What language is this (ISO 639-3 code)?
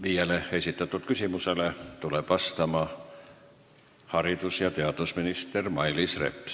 est